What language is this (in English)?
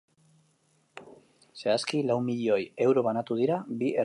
Basque